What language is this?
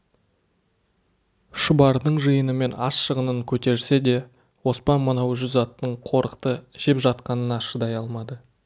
Kazakh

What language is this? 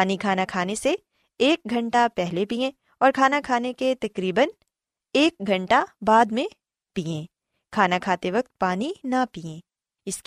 Urdu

